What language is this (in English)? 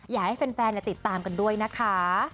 Thai